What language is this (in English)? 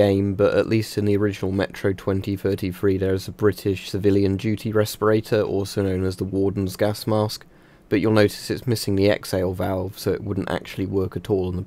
English